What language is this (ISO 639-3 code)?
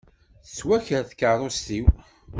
kab